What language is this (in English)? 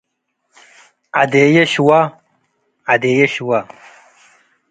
Tigre